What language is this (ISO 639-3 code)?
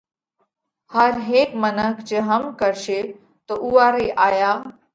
kvx